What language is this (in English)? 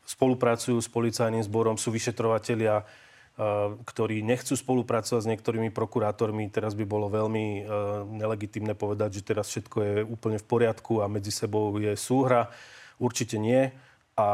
Slovak